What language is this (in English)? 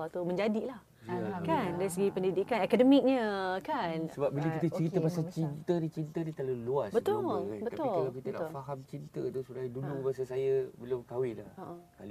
Malay